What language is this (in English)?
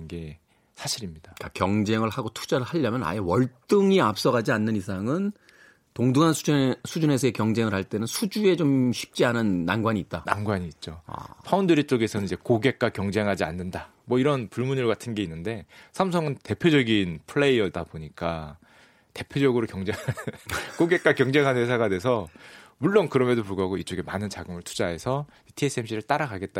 Korean